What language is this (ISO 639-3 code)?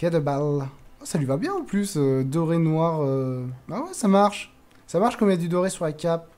fra